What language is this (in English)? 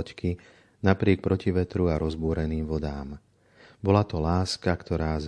Slovak